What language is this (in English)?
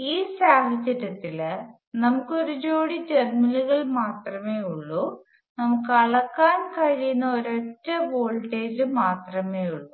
Malayalam